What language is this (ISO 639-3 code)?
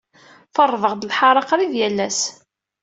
kab